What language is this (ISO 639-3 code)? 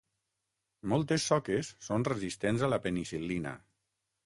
cat